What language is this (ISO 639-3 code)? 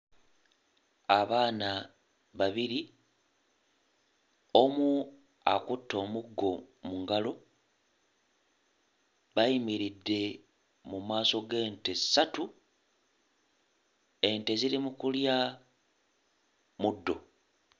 lug